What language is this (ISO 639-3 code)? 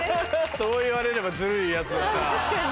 jpn